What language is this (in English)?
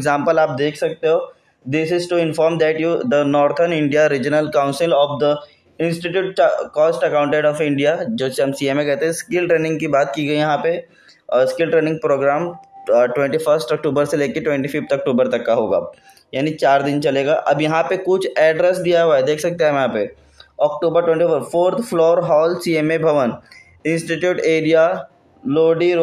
Hindi